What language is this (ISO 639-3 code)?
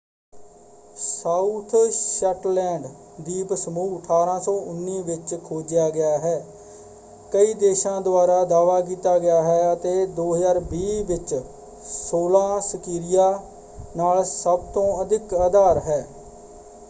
pan